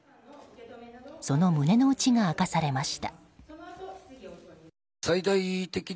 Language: Japanese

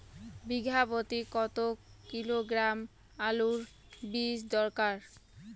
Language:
Bangla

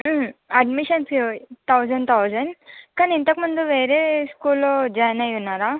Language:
Telugu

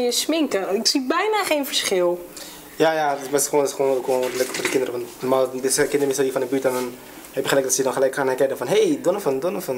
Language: Dutch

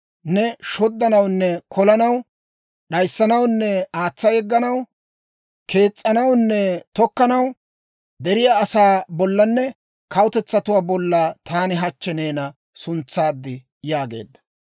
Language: Dawro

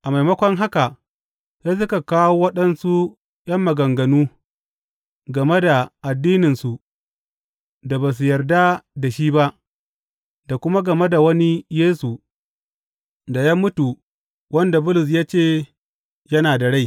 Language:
Hausa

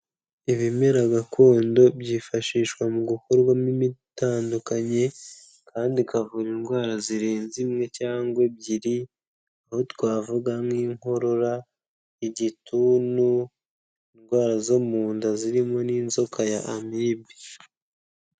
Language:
Kinyarwanda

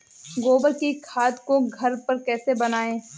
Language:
Hindi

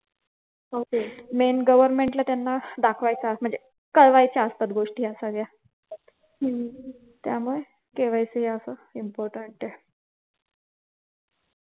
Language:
Marathi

